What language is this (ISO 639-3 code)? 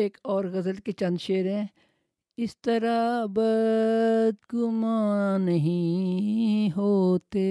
urd